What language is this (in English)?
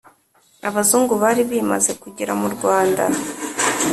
Kinyarwanda